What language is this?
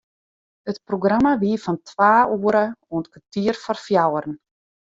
Western Frisian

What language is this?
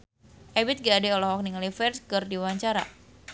Sundanese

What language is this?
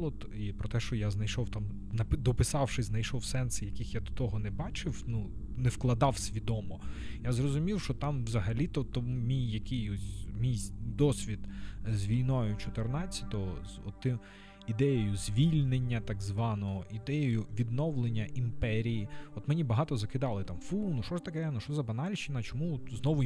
Ukrainian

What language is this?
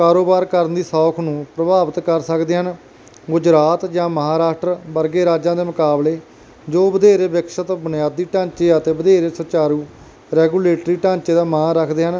Punjabi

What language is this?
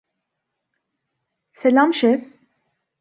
Turkish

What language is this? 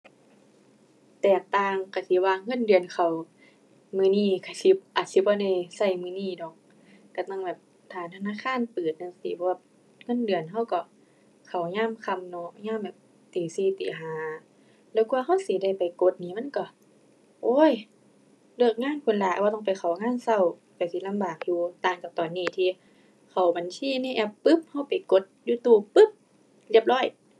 Thai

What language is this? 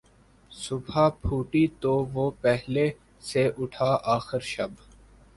Urdu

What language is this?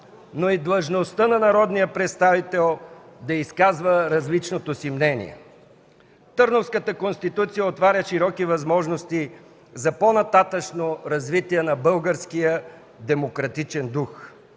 Bulgarian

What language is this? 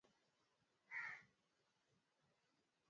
Swahili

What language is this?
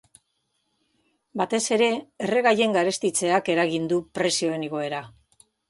Basque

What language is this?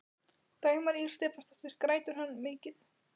Icelandic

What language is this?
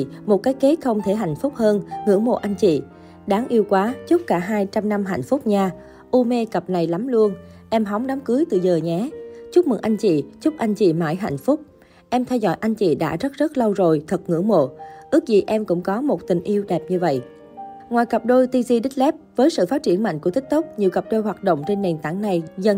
Vietnamese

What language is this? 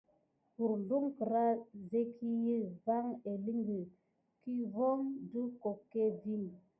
Gidar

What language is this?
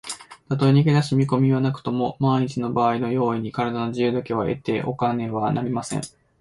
Japanese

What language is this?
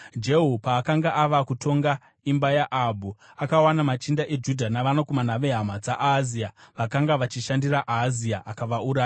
Shona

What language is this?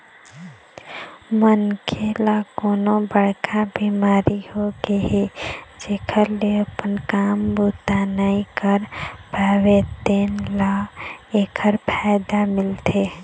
Chhattisgarhi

